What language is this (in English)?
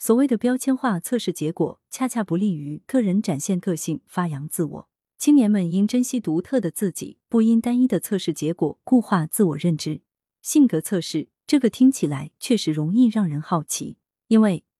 Chinese